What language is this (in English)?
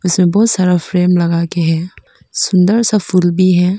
Hindi